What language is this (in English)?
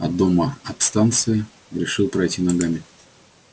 Russian